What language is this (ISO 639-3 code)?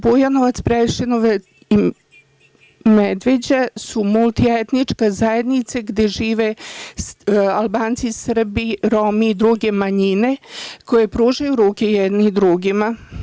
srp